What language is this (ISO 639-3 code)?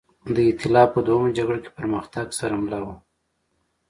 pus